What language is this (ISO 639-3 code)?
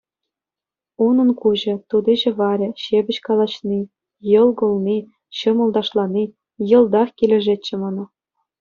chv